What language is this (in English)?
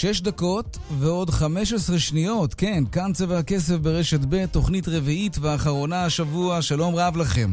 Hebrew